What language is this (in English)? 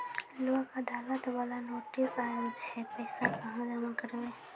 Maithili